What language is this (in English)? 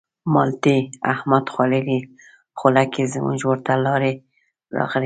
Pashto